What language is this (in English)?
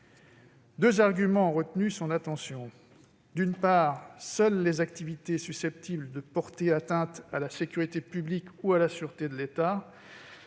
French